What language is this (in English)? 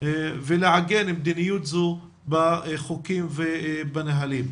Hebrew